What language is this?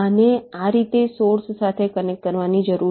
Gujarati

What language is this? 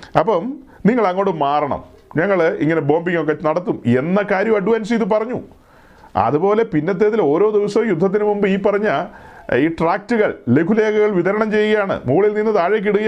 Malayalam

